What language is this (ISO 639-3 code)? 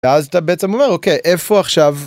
heb